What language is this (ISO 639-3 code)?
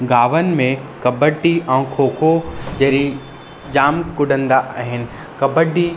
snd